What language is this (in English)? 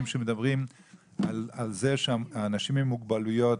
Hebrew